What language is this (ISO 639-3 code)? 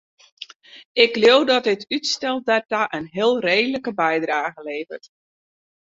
fry